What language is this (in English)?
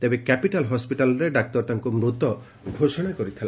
Odia